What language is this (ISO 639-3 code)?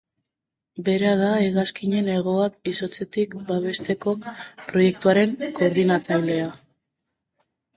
eus